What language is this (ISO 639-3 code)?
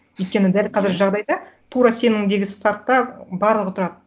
kaz